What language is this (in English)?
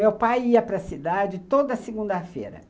Portuguese